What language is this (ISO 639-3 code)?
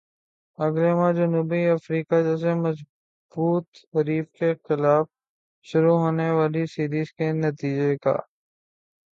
urd